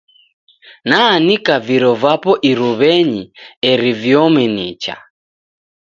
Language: Taita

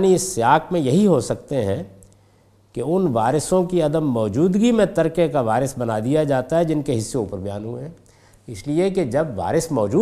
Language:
Urdu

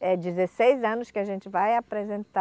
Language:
Portuguese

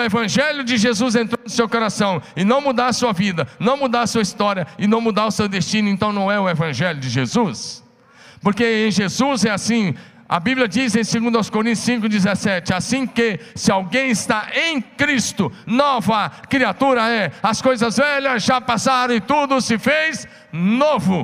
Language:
Portuguese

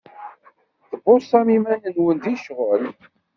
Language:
Kabyle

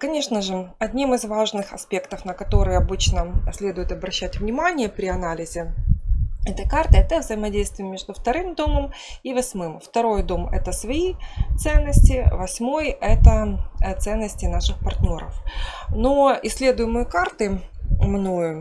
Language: Russian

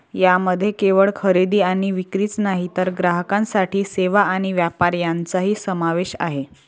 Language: Marathi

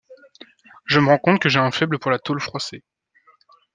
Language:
French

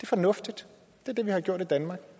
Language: Danish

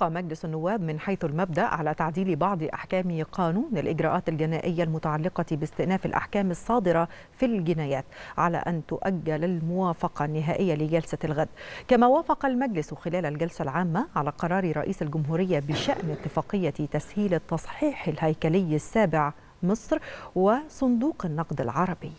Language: Arabic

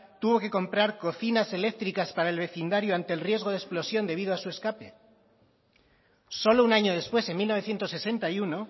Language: Spanish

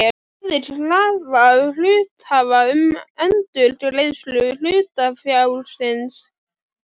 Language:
Icelandic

